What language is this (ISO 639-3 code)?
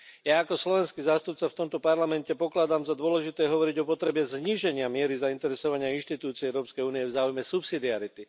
slk